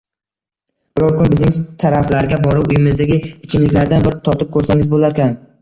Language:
Uzbek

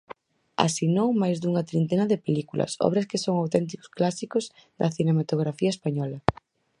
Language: Galician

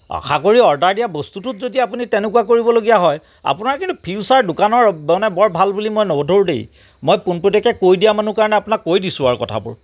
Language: Assamese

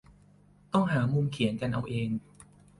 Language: Thai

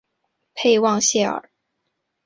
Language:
Chinese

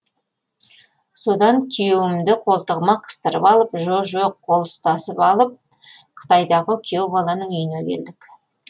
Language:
Kazakh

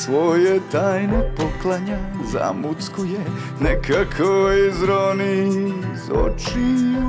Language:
Croatian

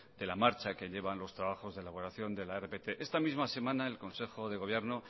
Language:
Spanish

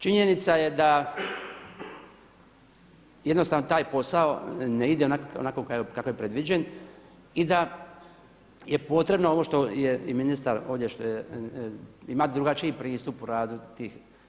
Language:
Croatian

